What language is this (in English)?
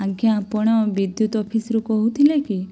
Odia